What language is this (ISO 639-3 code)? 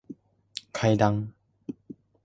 jpn